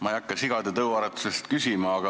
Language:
Estonian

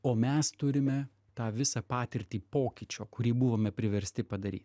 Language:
Lithuanian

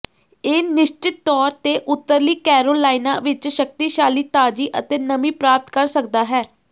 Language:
Punjabi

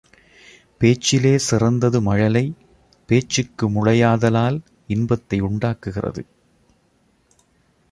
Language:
Tamil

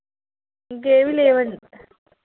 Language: Telugu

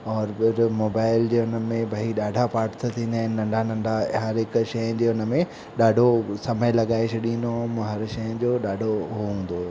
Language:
Sindhi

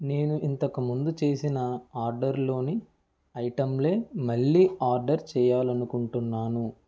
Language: Telugu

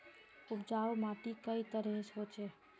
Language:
Magahi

